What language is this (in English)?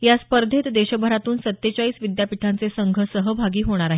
Marathi